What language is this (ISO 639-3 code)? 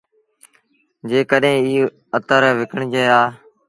sbn